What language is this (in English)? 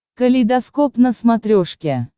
Russian